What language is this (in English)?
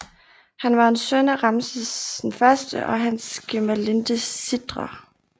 Danish